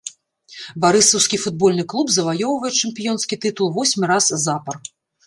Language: Belarusian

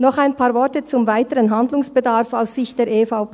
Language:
Swiss German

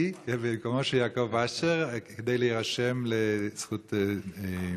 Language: Hebrew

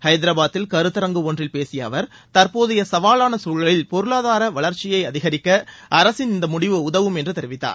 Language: Tamil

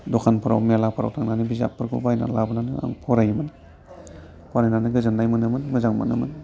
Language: Bodo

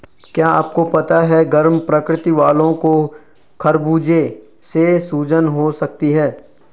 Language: Hindi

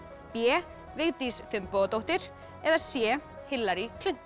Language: Icelandic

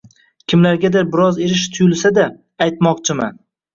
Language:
Uzbek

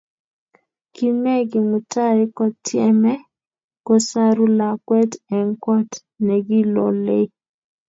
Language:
Kalenjin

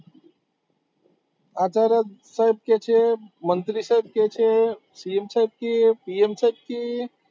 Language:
Gujarati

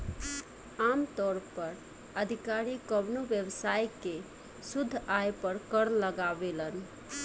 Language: Bhojpuri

